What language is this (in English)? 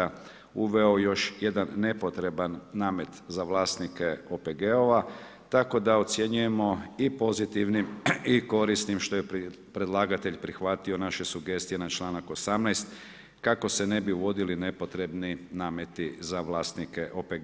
Croatian